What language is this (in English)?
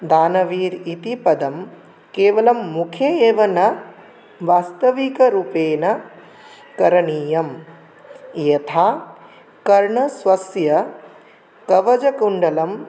Sanskrit